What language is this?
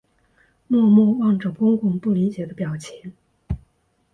Chinese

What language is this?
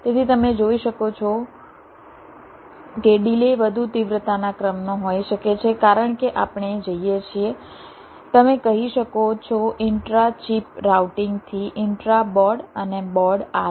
Gujarati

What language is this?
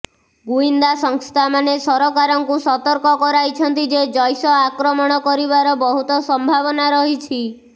Odia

